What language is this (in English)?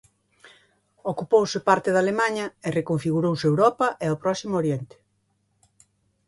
Galician